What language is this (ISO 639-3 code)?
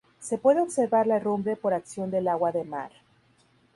spa